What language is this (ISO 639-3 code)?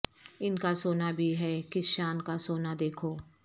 urd